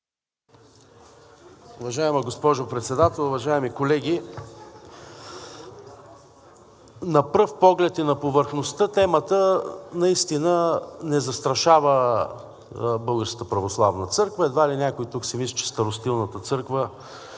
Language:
Bulgarian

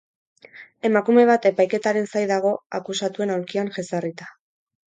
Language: Basque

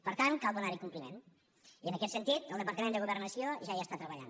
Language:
Catalan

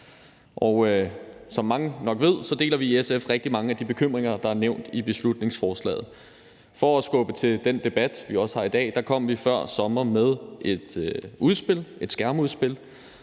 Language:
Danish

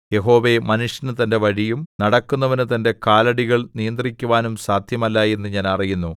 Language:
Malayalam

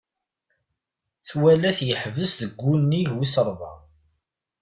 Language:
Kabyle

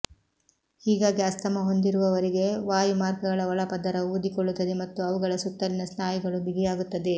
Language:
Kannada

